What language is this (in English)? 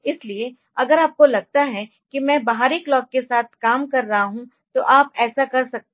Hindi